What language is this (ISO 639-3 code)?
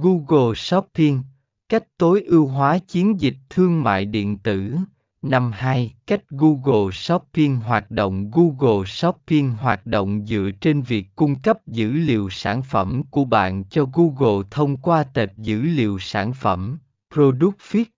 vie